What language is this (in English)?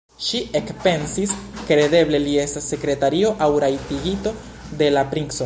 Esperanto